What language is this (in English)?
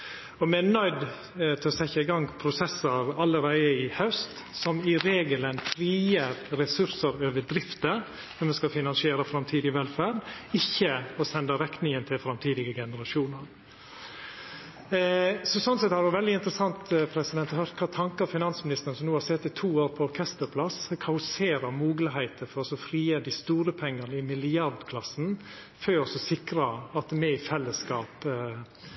Norwegian Nynorsk